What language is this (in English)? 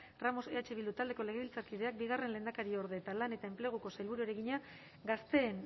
Basque